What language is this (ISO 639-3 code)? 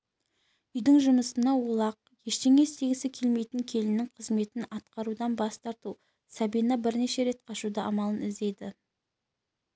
kaz